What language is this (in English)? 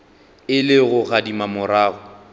Northern Sotho